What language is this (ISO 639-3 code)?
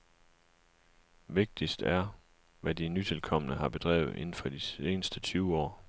dan